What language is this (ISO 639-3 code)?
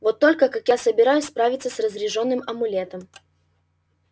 rus